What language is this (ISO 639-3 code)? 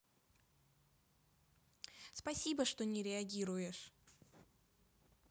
rus